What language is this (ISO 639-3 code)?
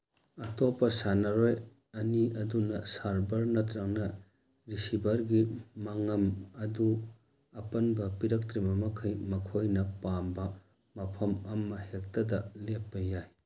mni